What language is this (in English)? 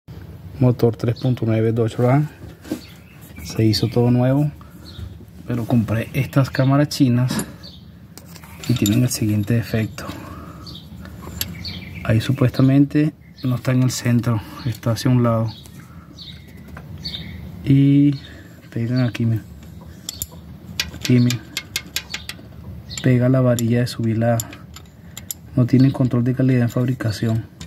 Spanish